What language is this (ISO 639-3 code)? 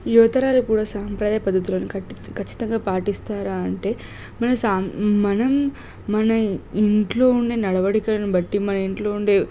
tel